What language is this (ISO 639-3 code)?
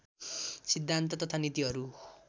nep